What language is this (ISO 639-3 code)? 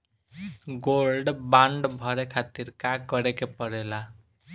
bho